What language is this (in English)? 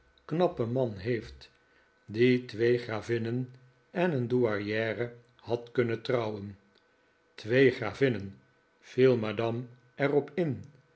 Dutch